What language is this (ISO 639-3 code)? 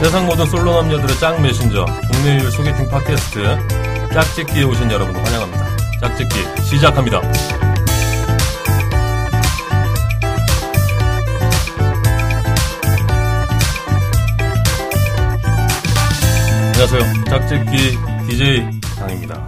kor